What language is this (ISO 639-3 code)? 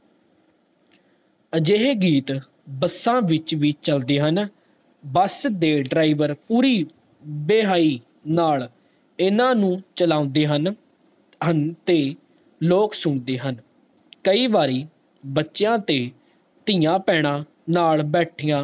pan